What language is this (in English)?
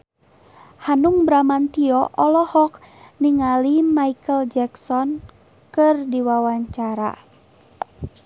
Sundanese